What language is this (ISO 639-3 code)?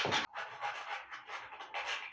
bho